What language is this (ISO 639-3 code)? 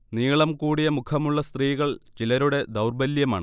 mal